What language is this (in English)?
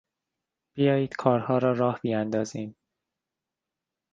Persian